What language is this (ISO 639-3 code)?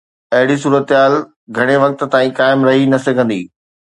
snd